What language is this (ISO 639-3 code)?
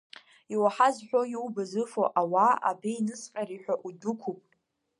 abk